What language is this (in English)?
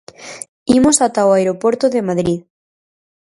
Galician